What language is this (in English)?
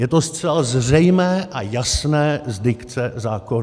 Czech